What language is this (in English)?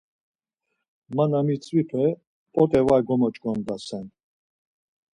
Laz